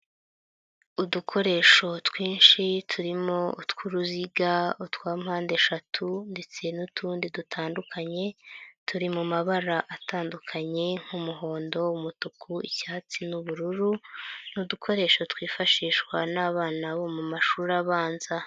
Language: Kinyarwanda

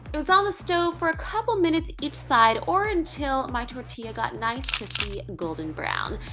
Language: English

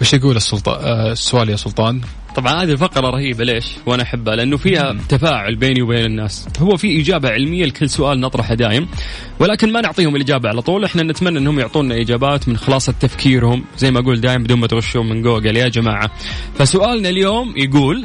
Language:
Arabic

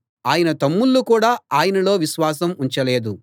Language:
Telugu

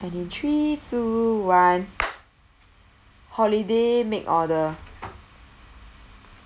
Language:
English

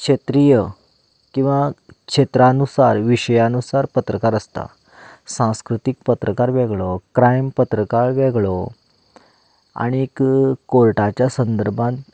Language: Konkani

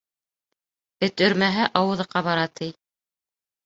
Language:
Bashkir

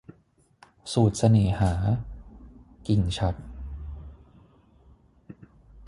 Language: Thai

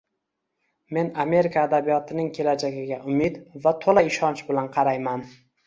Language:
Uzbek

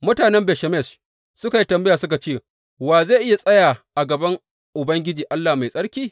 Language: Hausa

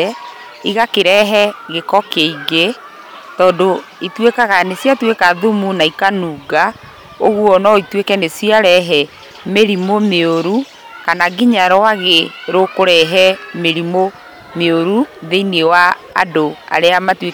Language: Kikuyu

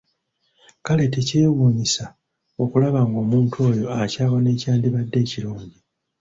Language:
Ganda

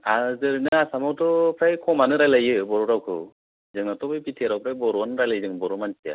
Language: Bodo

